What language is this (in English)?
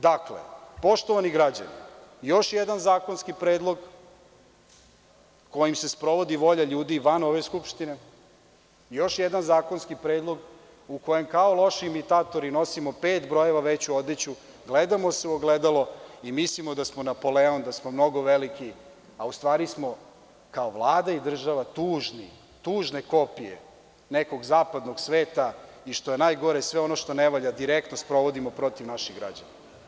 Serbian